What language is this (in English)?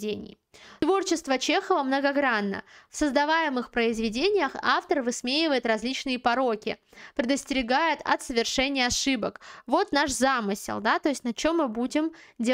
Russian